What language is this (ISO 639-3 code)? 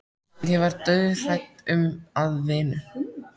isl